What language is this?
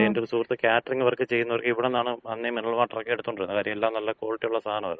Malayalam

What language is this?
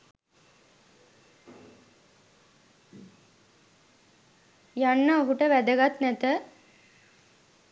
Sinhala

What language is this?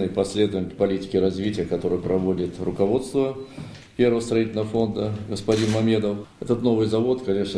Russian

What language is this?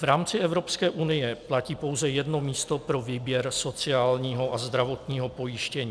Czech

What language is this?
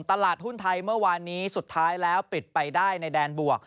Thai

